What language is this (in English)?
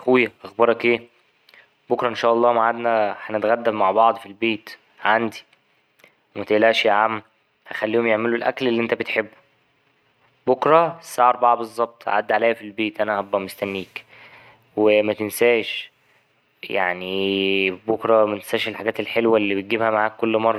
Egyptian Arabic